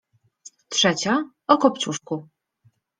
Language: Polish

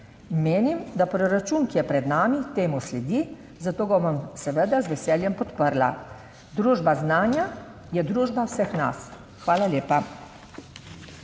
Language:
Slovenian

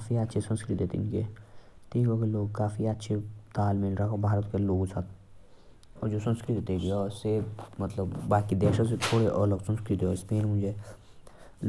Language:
Jaunsari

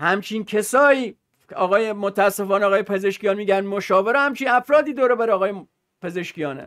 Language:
Persian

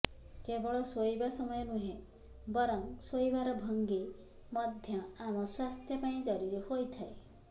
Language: Odia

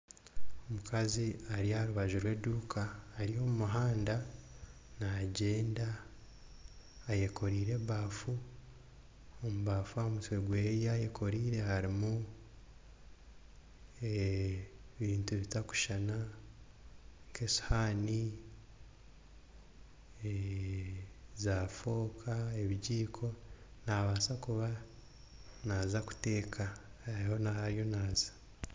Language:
Nyankole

